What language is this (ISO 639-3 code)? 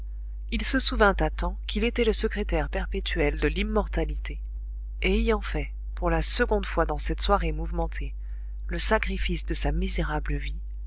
fra